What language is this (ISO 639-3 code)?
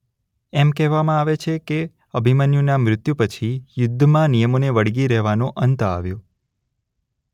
guj